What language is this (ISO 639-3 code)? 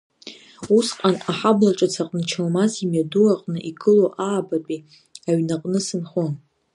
abk